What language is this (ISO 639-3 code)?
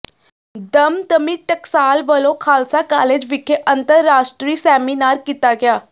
pan